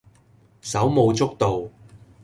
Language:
Cantonese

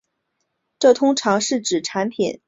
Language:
Chinese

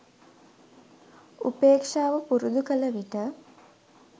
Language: Sinhala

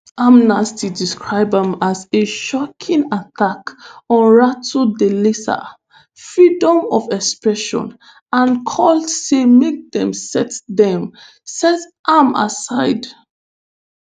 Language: Nigerian Pidgin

